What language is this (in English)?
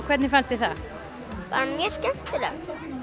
Icelandic